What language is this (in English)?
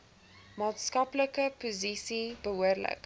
Afrikaans